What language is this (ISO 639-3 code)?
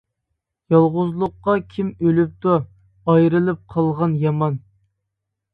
uig